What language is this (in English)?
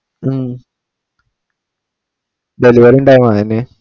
Malayalam